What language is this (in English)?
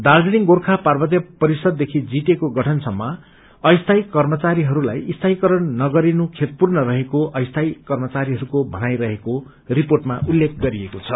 Nepali